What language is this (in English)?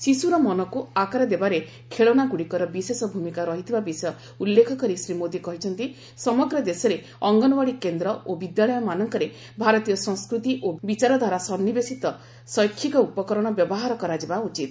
Odia